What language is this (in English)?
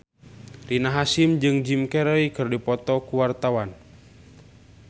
Sundanese